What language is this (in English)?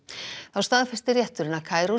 Icelandic